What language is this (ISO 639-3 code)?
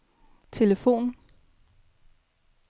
dan